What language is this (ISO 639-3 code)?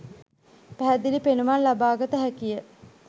sin